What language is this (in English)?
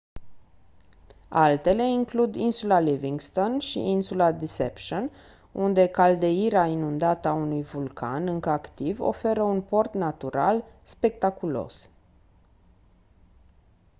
Romanian